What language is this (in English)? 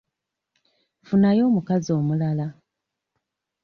Ganda